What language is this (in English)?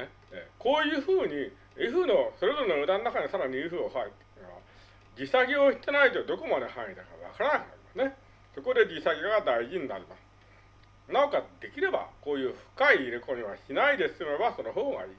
Japanese